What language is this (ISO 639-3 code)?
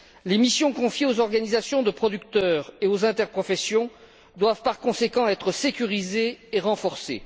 fra